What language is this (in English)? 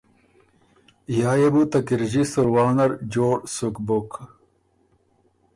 Ormuri